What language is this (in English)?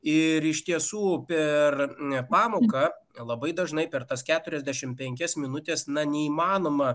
Lithuanian